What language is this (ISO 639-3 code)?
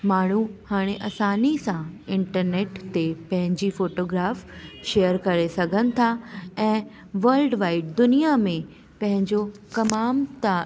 snd